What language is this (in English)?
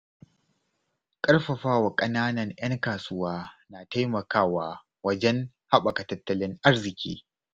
Hausa